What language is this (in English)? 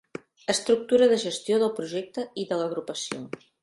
Catalan